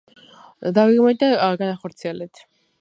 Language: Georgian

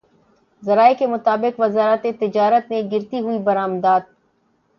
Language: Urdu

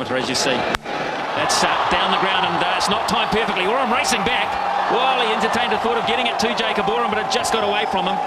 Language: English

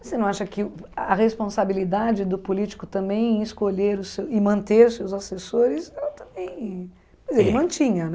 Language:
Portuguese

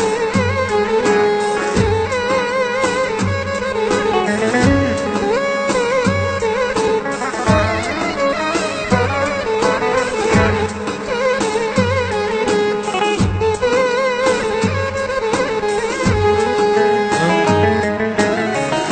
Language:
Kurdish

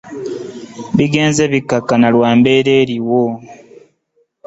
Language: Ganda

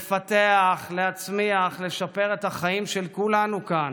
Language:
Hebrew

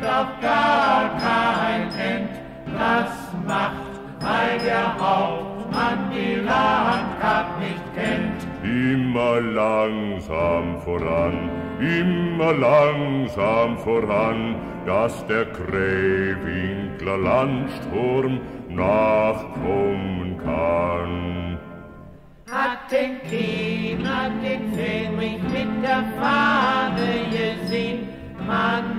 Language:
German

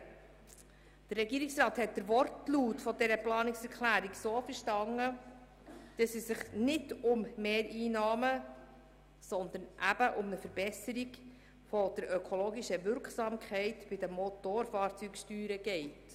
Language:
Swiss German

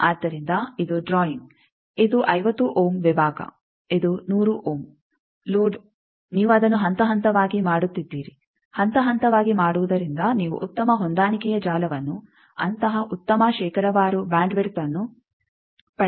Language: Kannada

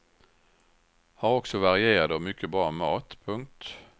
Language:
Swedish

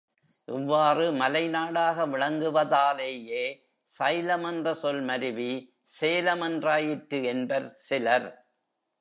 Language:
Tamil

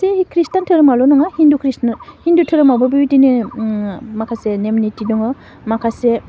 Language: Bodo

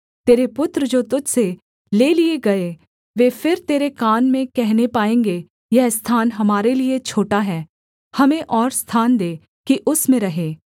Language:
Hindi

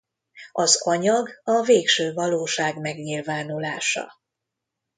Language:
Hungarian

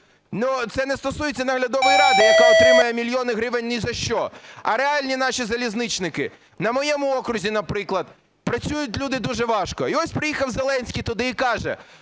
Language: Ukrainian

